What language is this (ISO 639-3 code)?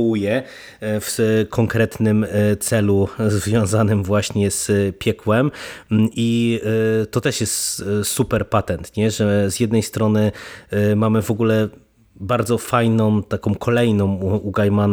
pol